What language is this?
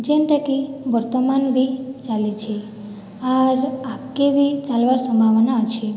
Odia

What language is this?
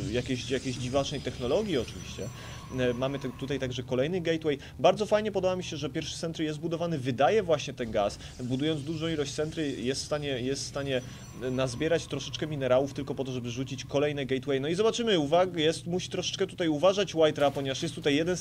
Polish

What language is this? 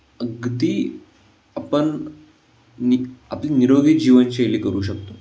Marathi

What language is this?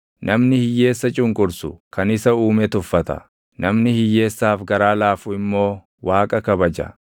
Oromo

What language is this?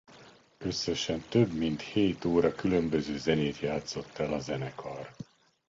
Hungarian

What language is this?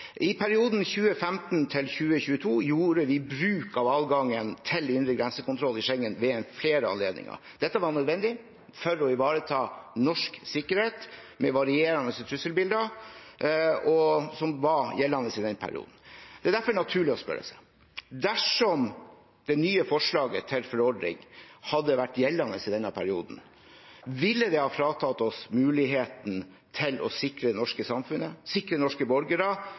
Norwegian Bokmål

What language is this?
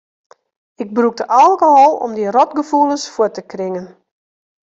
Western Frisian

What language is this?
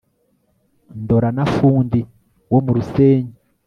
Kinyarwanda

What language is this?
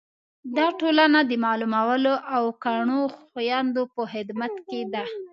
Pashto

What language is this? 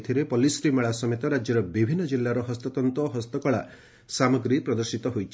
Odia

